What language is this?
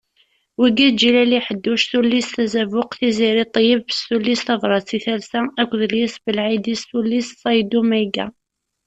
Kabyle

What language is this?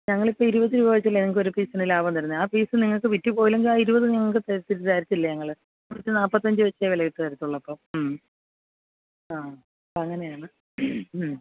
Malayalam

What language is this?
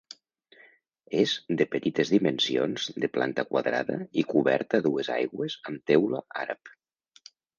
Catalan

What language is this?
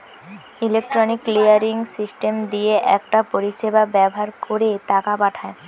Bangla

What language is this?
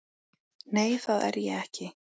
Icelandic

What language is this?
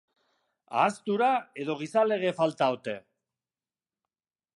Basque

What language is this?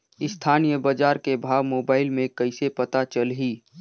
Chhattisgarhi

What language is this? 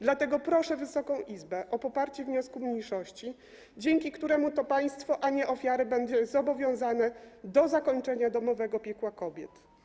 Polish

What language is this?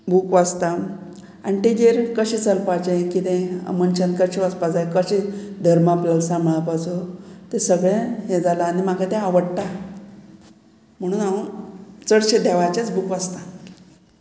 Konkani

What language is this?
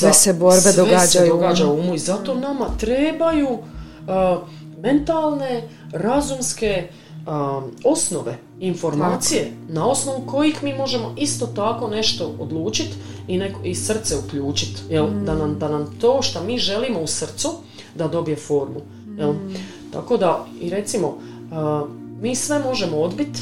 Croatian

